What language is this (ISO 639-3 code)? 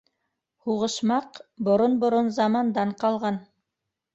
bak